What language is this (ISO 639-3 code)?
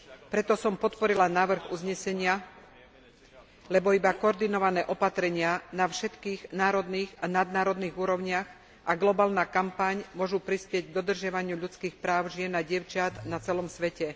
slk